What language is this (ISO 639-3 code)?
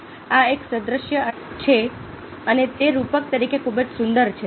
guj